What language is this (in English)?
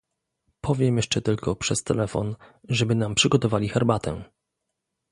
Polish